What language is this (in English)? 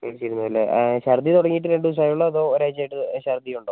Malayalam